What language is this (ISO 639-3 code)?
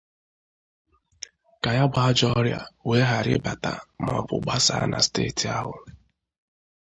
ibo